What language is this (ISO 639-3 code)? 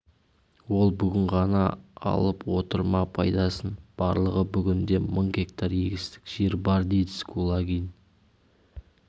kaz